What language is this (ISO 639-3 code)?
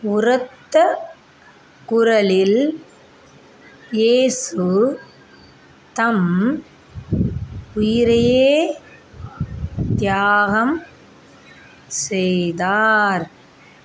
tam